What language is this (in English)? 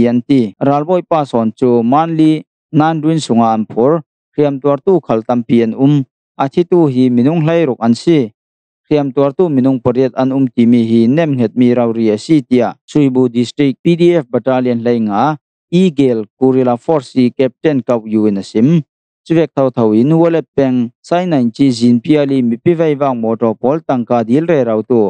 Thai